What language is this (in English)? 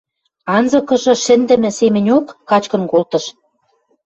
Western Mari